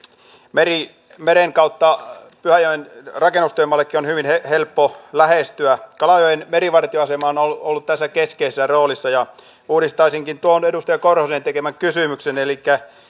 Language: Finnish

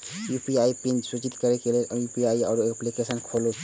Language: Maithili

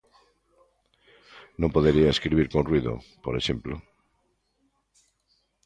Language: Galician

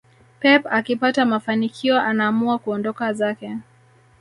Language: Swahili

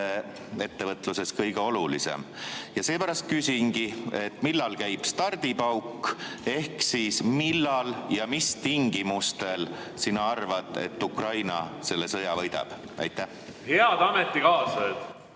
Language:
Estonian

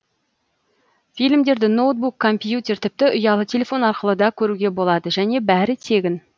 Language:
Kazakh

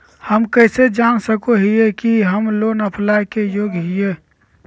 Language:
Magahi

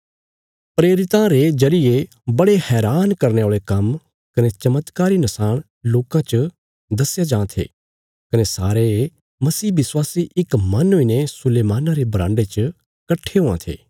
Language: Bilaspuri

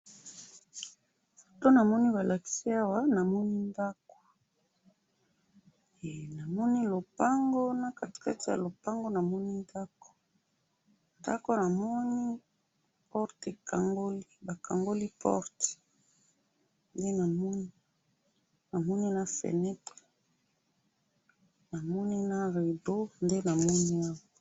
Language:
Lingala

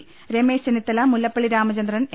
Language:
Malayalam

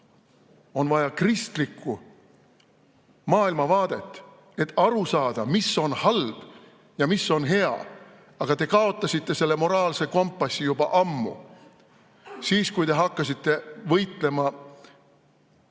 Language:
Estonian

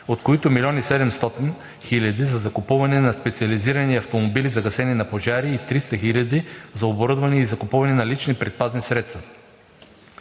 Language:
Bulgarian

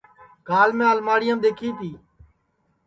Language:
Sansi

